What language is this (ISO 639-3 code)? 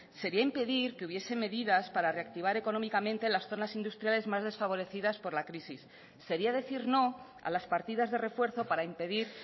spa